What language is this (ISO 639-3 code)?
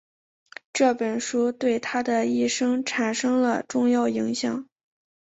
zho